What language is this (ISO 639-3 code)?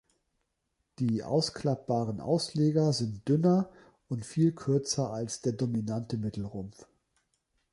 deu